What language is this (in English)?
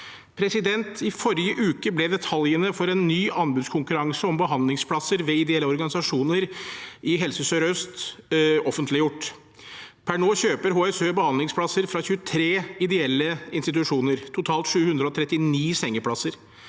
Norwegian